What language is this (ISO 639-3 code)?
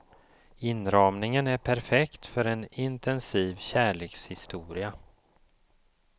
swe